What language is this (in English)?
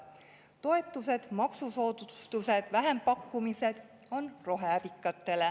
Estonian